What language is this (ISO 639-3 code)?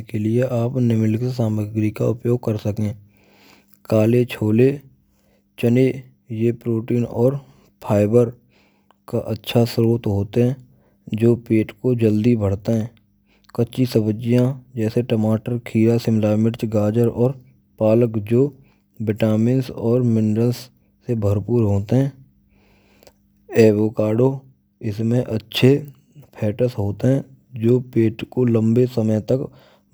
bra